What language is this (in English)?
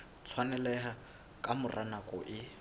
Southern Sotho